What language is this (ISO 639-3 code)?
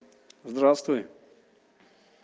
rus